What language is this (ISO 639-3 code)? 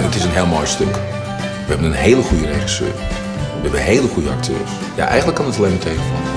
nld